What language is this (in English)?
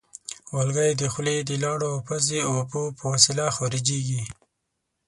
Pashto